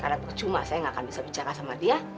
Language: Indonesian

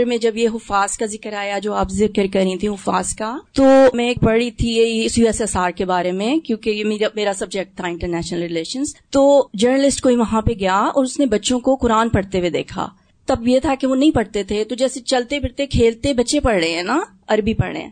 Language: Urdu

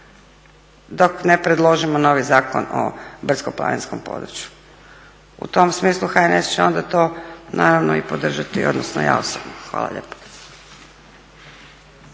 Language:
Croatian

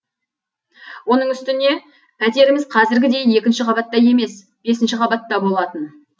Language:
Kazakh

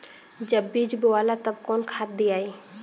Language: Bhojpuri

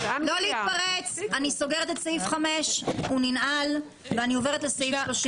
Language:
Hebrew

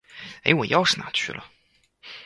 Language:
Chinese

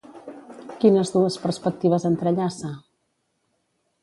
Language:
Catalan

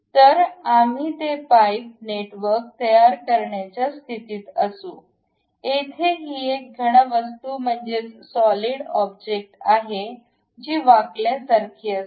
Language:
Marathi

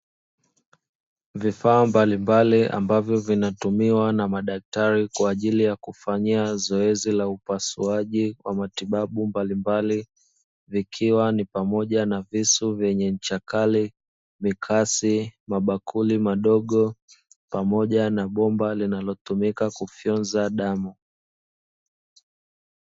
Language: Swahili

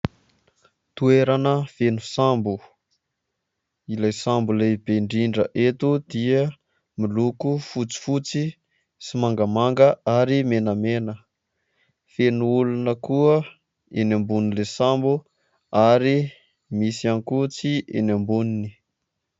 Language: Malagasy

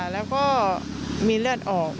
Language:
Thai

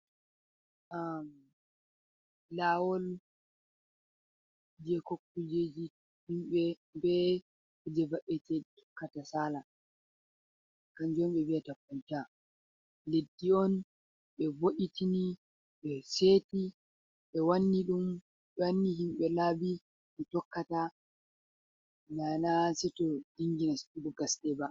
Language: Fula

